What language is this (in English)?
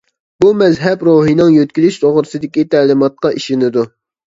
Uyghur